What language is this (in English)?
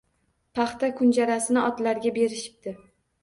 Uzbek